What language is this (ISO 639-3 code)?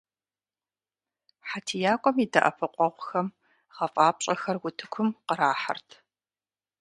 kbd